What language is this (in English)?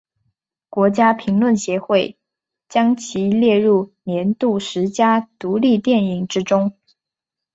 Chinese